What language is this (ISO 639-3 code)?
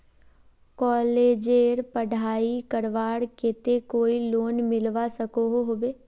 mag